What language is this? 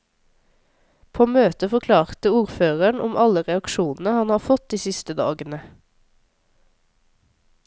Norwegian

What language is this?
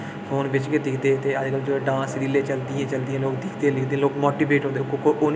Dogri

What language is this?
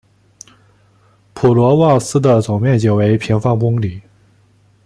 Chinese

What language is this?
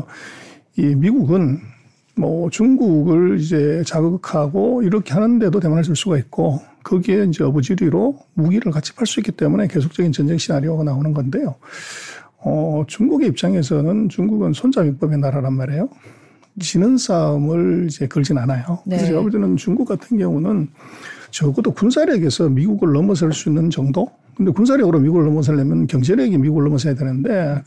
Korean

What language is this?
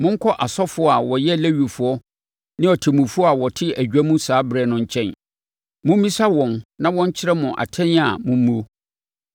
Akan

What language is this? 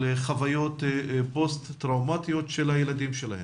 Hebrew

